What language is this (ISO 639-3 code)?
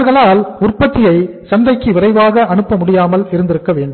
tam